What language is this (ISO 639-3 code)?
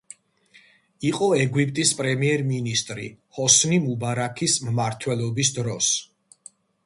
kat